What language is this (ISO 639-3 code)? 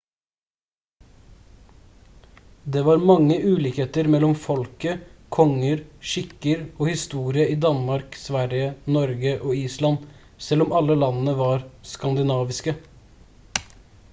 nob